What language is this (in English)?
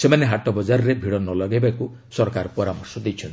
Odia